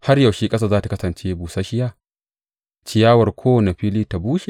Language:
Hausa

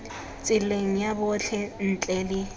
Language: Tswana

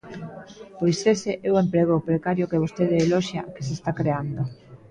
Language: Galician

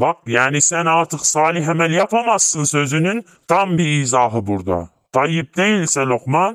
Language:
Turkish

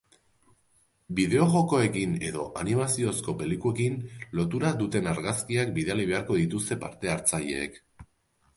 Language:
Basque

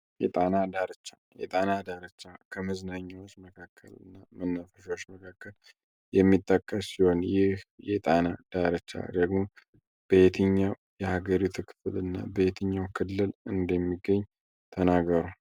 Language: Amharic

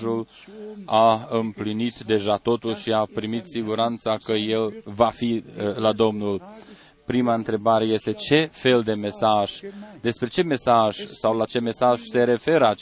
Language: Romanian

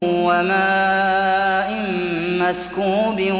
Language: Arabic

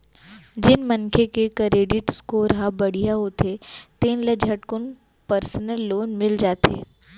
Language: Chhattisgarhi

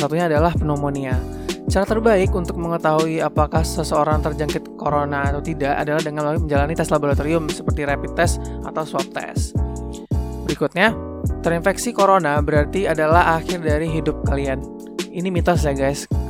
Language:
Indonesian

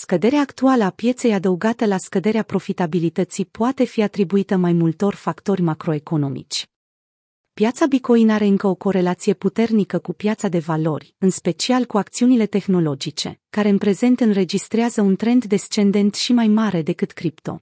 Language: Romanian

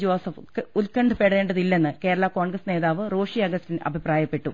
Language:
Malayalam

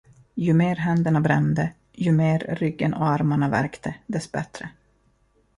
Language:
Swedish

